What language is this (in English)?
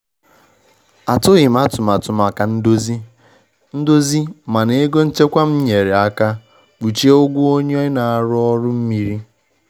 Igbo